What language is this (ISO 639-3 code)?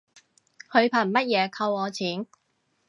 yue